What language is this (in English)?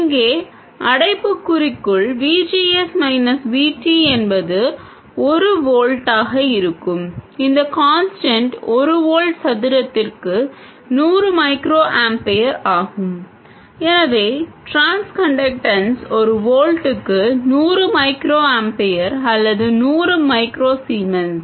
Tamil